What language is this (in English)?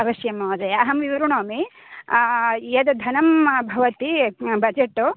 Sanskrit